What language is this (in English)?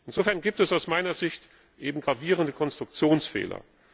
German